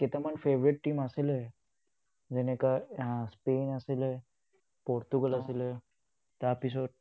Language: Assamese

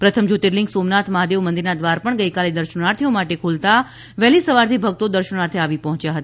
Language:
Gujarati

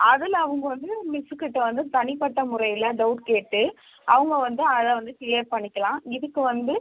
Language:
Tamil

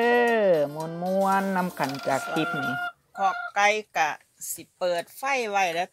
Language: Thai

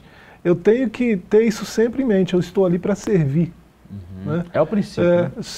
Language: Portuguese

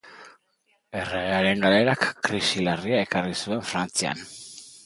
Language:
Basque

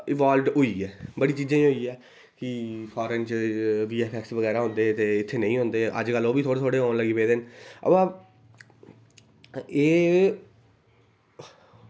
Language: Dogri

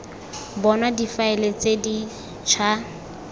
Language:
Tswana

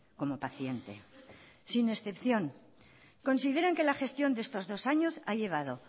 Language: Spanish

